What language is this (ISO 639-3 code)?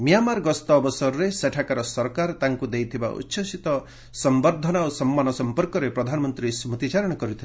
ori